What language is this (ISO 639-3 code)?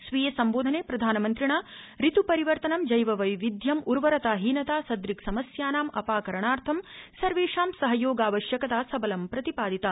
san